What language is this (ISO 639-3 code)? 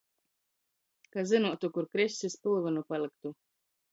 ltg